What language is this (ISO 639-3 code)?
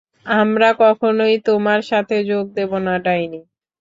ben